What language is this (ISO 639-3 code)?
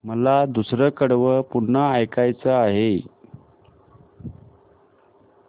mar